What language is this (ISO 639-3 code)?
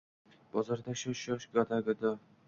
uzb